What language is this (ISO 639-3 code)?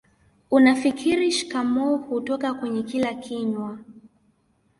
swa